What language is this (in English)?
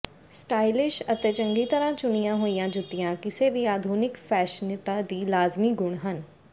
Punjabi